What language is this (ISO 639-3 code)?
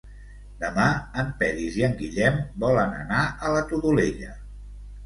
cat